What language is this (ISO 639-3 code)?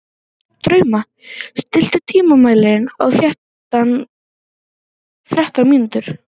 isl